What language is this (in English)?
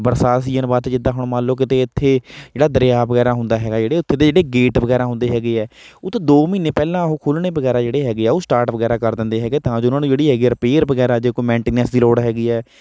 Punjabi